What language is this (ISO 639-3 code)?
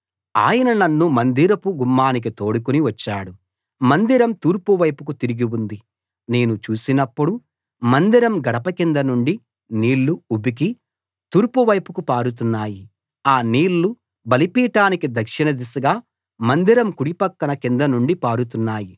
tel